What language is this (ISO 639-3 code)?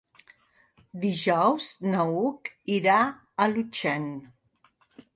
cat